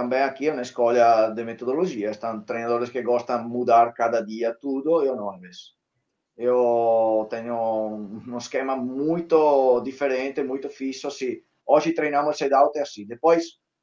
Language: Portuguese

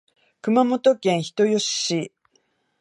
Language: Japanese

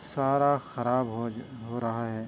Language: Urdu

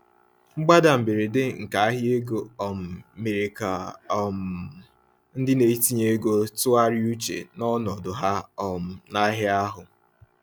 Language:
Igbo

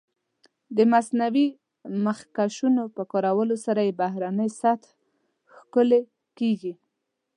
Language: Pashto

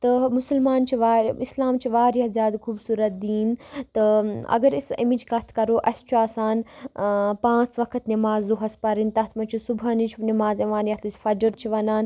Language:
Kashmiri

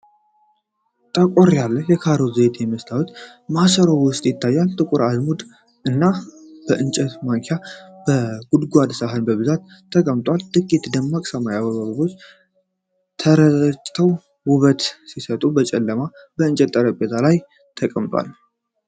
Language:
Amharic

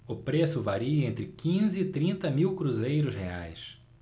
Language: Portuguese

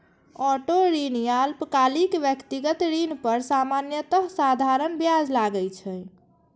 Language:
Maithili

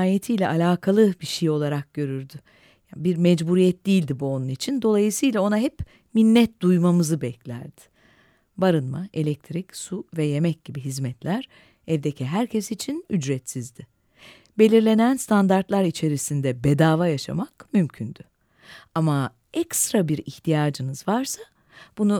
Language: Turkish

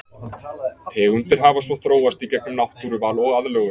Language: Icelandic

